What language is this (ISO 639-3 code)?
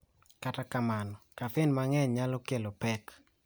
luo